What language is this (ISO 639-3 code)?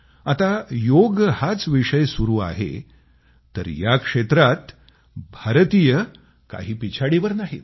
mar